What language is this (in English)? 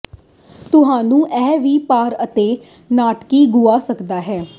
Punjabi